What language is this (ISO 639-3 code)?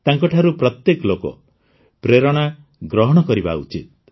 ori